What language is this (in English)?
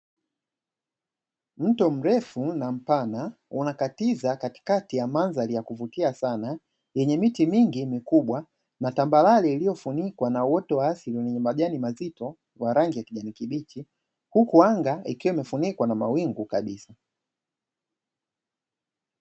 Swahili